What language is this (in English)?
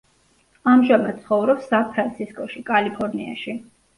Georgian